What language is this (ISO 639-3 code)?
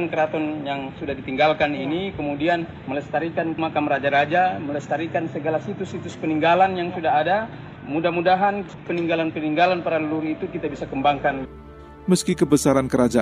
ind